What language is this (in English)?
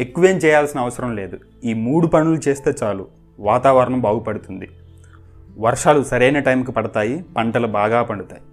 Telugu